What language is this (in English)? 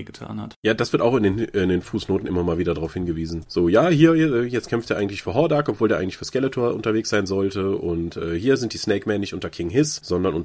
German